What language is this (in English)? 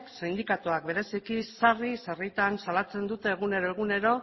Basque